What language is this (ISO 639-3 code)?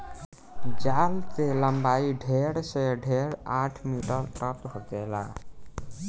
bho